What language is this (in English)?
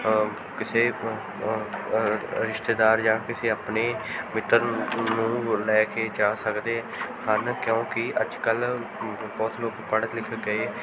Punjabi